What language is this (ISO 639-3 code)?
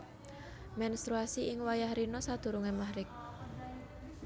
jav